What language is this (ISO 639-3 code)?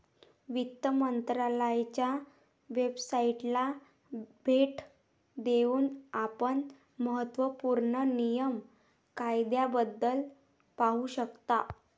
mar